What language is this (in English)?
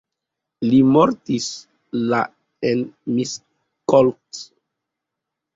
Esperanto